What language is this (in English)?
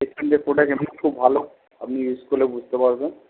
Bangla